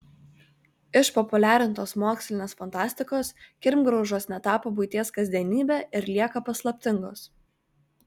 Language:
Lithuanian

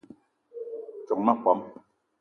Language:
Eton (Cameroon)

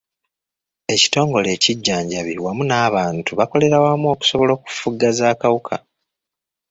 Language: Ganda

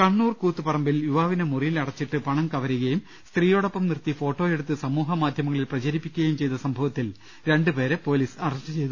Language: Malayalam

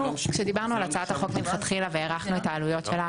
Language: Hebrew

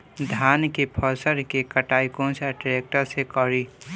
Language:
Bhojpuri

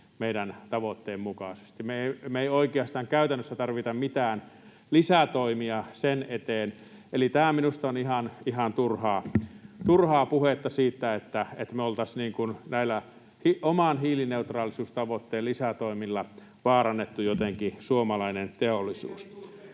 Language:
Finnish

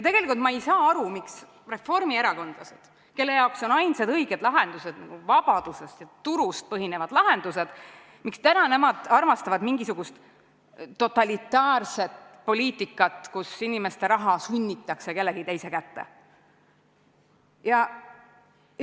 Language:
Estonian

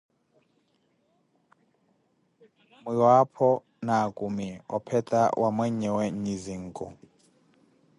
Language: Koti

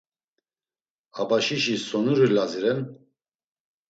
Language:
Laz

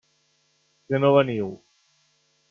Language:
Catalan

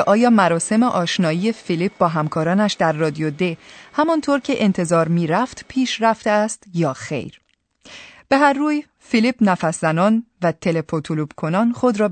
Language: Persian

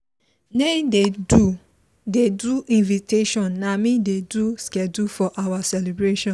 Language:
Nigerian Pidgin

